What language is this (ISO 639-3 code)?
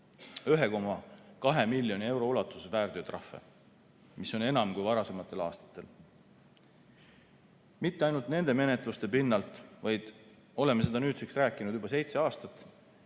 est